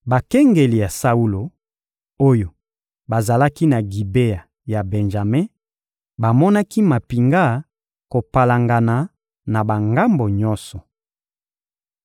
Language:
Lingala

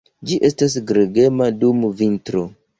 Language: Esperanto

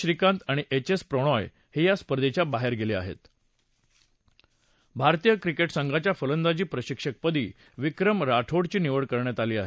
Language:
Marathi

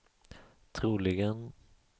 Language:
Swedish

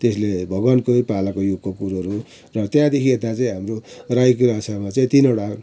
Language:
Nepali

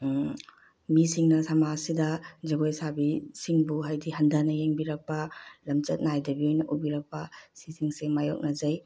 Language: Manipuri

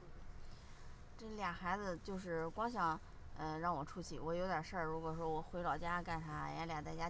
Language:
Chinese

